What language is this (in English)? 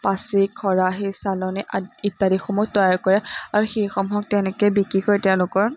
Assamese